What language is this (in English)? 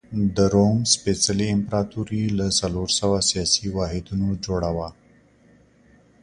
Pashto